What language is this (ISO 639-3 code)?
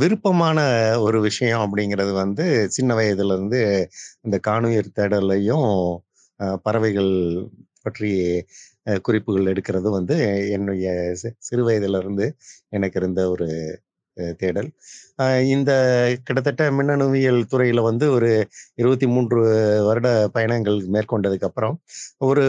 tam